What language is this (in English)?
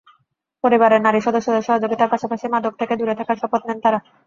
Bangla